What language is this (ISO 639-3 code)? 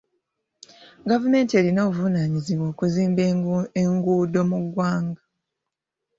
lug